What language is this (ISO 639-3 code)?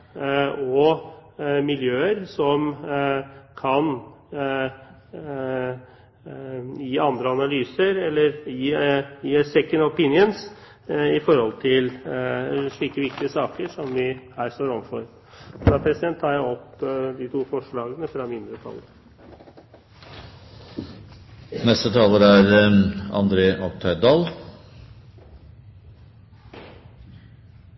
nob